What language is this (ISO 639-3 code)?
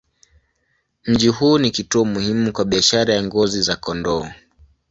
swa